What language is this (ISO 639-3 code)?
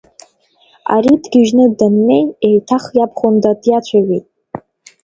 abk